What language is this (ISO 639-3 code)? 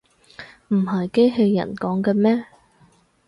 yue